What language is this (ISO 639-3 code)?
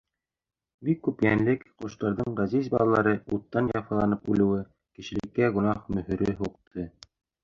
bak